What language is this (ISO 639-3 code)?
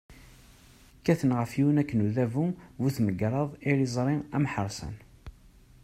kab